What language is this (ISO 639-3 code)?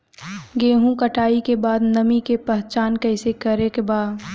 bho